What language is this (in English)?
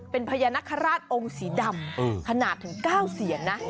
Thai